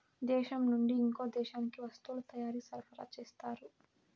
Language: Telugu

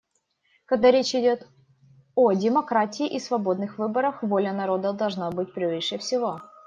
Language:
Russian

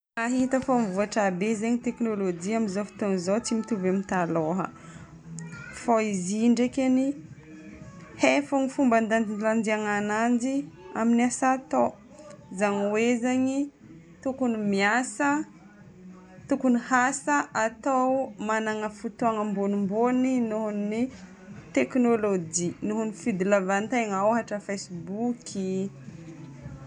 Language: Northern Betsimisaraka Malagasy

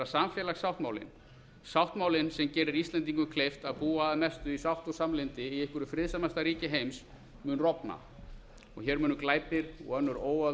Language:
Icelandic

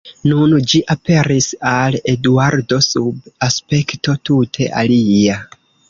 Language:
Esperanto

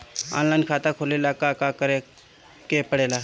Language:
Bhojpuri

